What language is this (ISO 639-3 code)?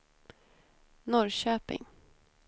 swe